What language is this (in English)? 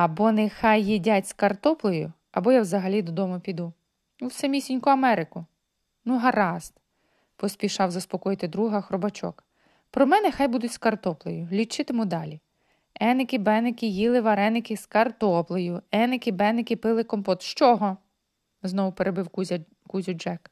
Ukrainian